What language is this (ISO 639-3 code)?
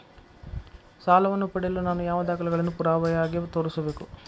kan